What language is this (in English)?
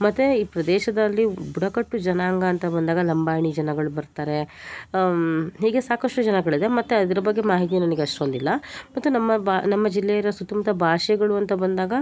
Kannada